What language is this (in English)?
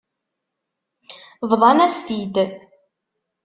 Kabyle